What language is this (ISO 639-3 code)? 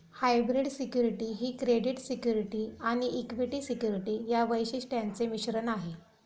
mar